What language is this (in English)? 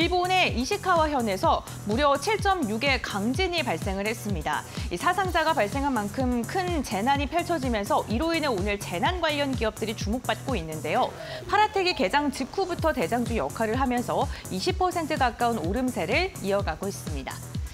Korean